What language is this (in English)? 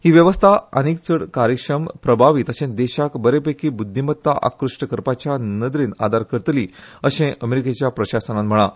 Konkani